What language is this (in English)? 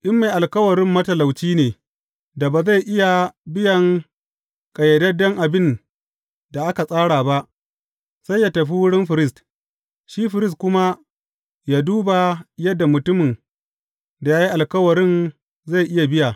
Hausa